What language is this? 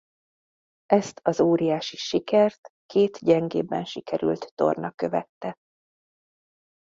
Hungarian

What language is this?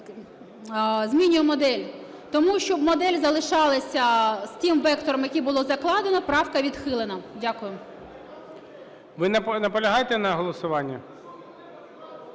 Ukrainian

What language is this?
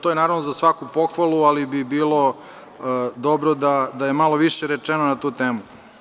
Serbian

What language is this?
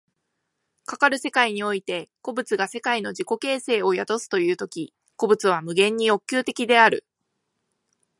Japanese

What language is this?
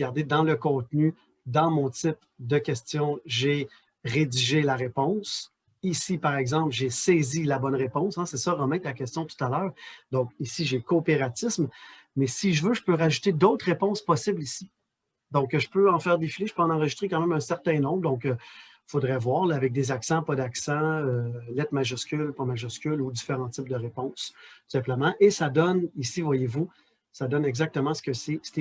French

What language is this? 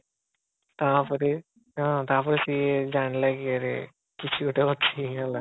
Odia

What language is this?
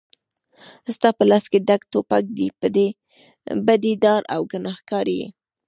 Pashto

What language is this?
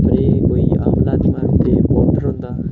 Dogri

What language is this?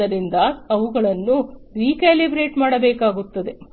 Kannada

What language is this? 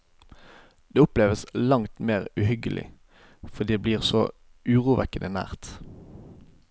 Norwegian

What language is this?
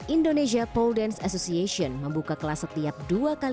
Indonesian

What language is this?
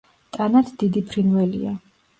Georgian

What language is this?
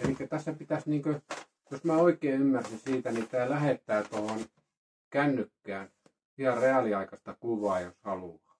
Finnish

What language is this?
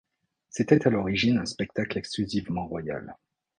French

